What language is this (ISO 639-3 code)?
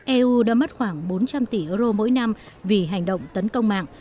vie